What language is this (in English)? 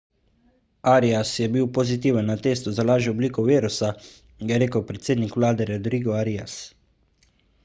Slovenian